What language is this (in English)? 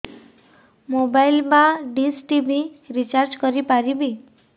Odia